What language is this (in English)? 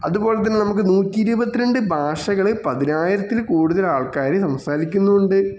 Malayalam